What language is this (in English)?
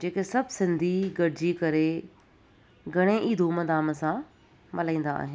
Sindhi